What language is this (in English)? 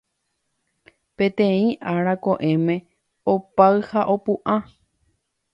Guarani